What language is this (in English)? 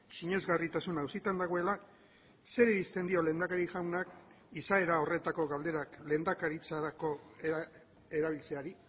Basque